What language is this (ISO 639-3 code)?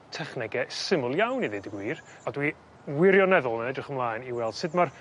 cym